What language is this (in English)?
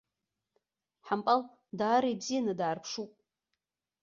Abkhazian